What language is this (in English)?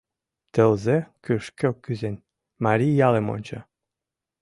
Mari